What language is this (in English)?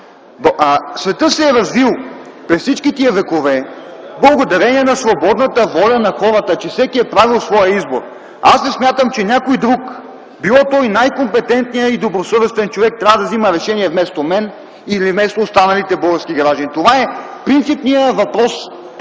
Bulgarian